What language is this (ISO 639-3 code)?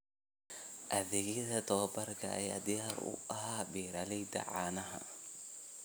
som